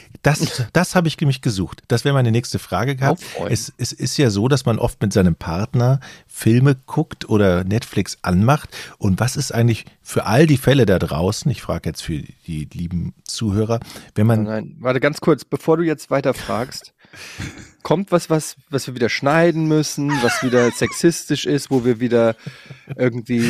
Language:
German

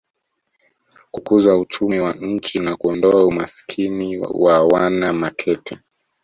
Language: Swahili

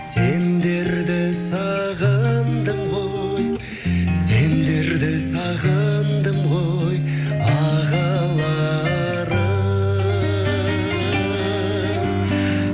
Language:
Kazakh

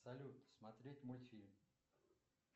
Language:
Russian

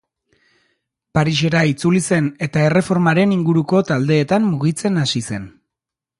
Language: Basque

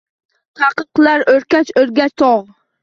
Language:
Uzbek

